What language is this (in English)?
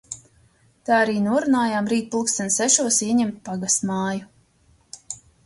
Latvian